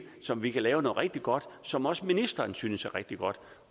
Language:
Danish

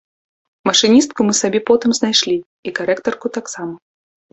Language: Belarusian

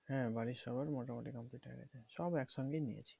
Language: Bangla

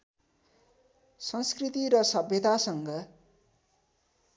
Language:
Nepali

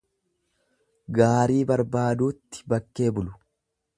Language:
Oromo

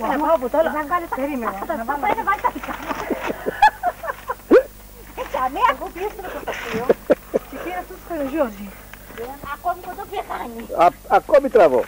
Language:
Greek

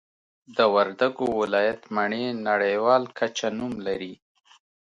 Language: Pashto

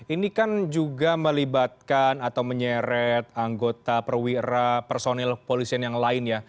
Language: Indonesian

